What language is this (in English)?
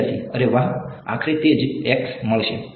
Gujarati